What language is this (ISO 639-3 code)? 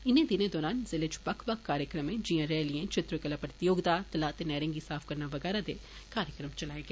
doi